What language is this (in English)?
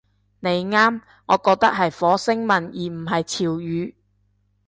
Cantonese